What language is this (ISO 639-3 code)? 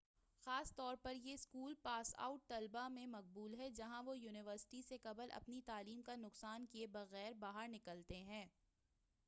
urd